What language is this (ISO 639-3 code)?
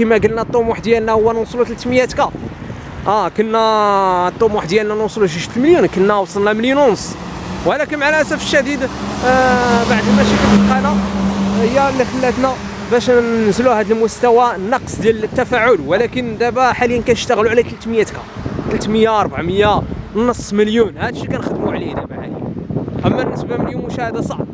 ara